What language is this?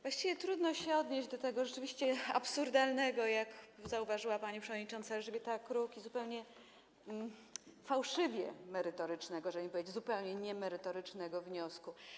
Polish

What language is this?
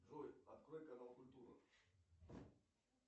Russian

